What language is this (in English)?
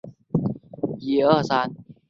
Chinese